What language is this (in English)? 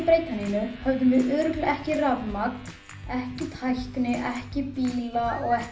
Icelandic